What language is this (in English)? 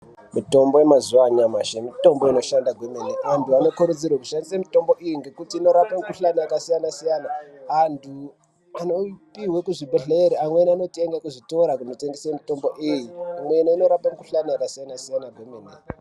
Ndau